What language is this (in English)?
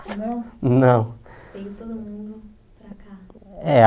Portuguese